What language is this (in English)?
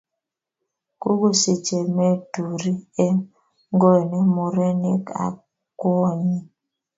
Kalenjin